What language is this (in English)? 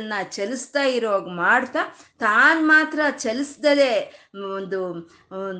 Kannada